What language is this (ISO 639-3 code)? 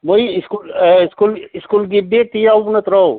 mni